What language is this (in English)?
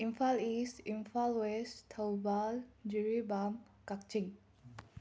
Manipuri